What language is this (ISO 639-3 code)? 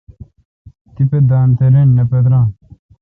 xka